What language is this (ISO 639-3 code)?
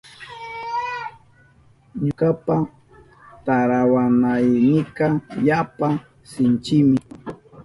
qup